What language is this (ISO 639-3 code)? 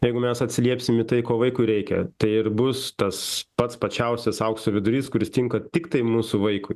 lit